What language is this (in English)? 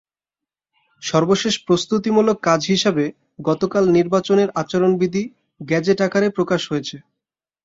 Bangla